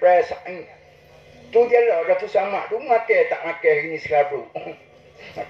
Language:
Malay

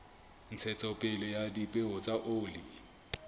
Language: Southern Sotho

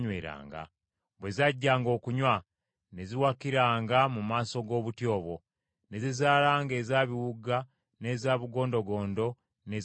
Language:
Ganda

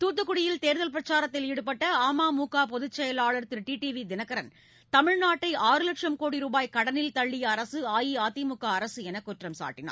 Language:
Tamil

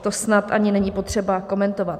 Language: Czech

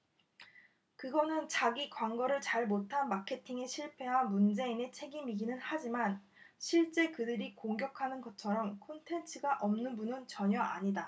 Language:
Korean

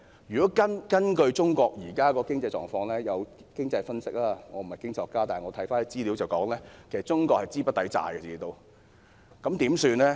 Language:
Cantonese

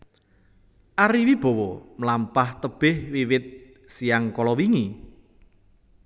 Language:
Javanese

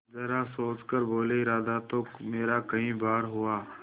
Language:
Hindi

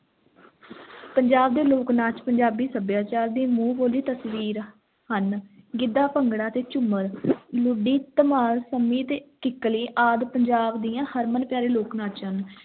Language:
Punjabi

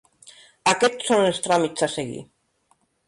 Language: Catalan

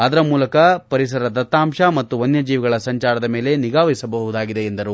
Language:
Kannada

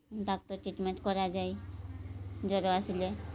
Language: Odia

